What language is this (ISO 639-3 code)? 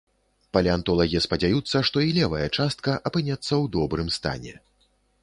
bel